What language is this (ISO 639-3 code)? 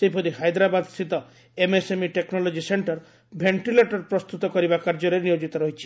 ori